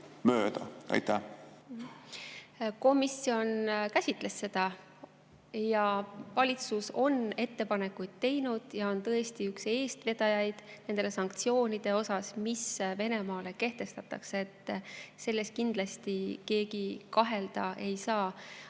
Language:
Estonian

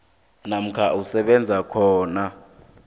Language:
South Ndebele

